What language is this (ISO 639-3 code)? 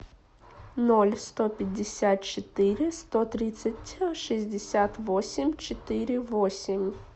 rus